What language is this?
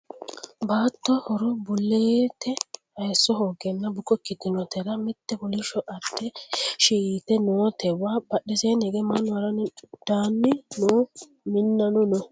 Sidamo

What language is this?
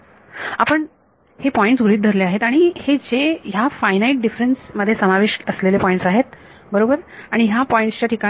Marathi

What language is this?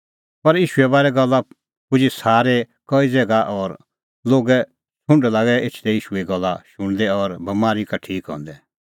Kullu Pahari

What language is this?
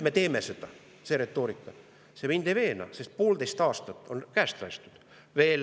Estonian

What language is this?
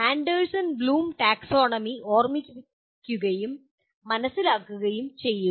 Malayalam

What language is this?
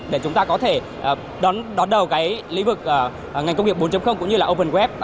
Vietnamese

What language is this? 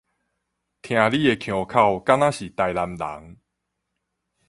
Min Nan Chinese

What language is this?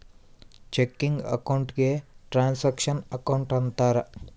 Kannada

